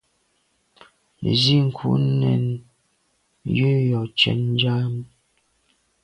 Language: Medumba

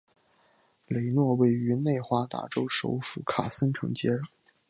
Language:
Chinese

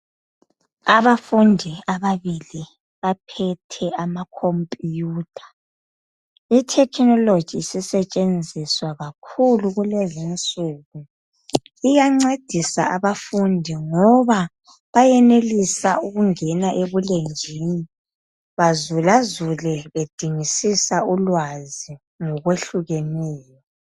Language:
North Ndebele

